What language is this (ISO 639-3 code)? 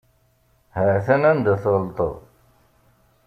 kab